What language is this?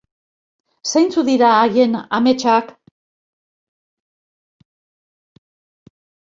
Basque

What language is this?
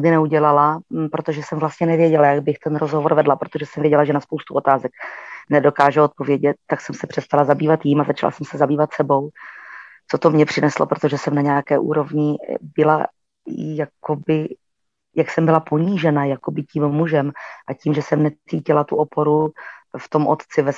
Czech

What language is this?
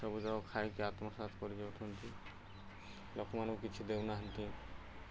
Odia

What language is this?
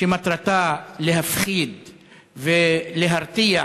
Hebrew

